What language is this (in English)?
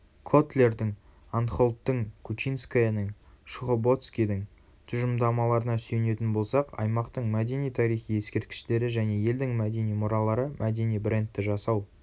Kazakh